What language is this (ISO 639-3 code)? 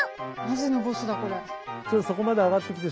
jpn